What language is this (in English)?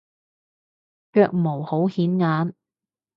Cantonese